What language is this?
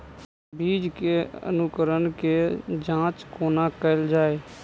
Maithili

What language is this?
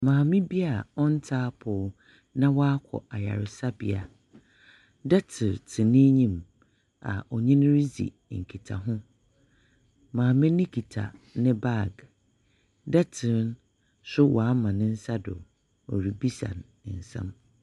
Akan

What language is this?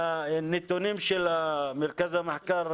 Hebrew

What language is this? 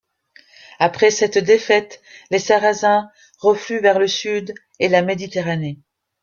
French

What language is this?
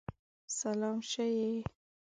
Pashto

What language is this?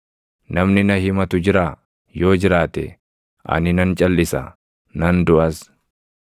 Oromo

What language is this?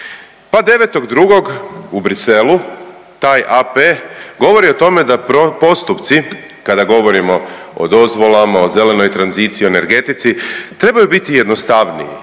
Croatian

